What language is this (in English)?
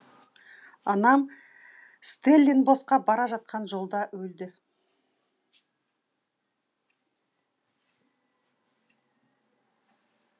Kazakh